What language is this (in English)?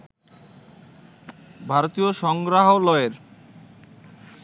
Bangla